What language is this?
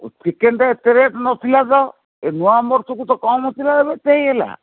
Odia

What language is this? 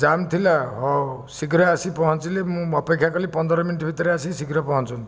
Odia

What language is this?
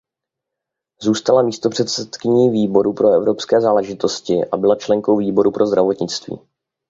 Czech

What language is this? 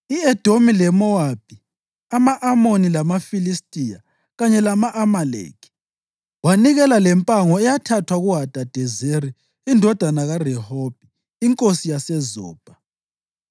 North Ndebele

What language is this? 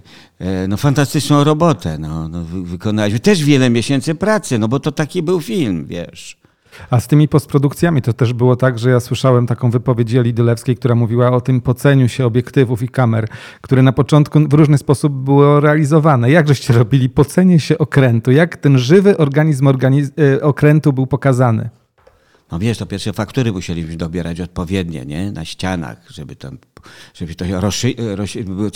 Polish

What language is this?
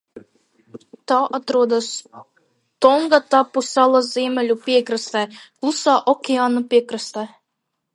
Latvian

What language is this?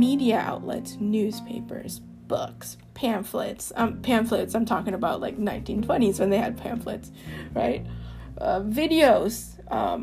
English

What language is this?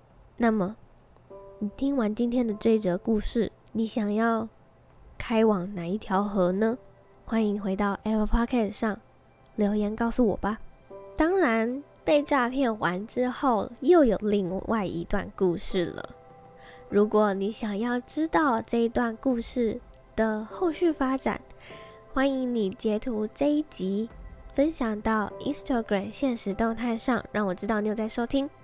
Chinese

